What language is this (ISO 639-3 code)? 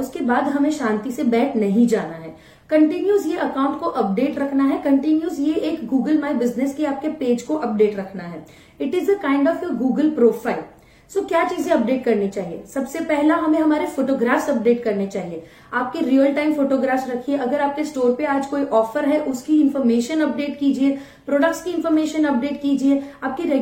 hin